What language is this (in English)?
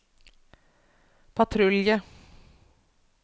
Norwegian